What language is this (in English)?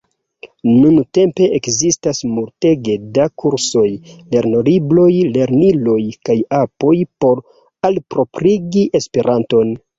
Esperanto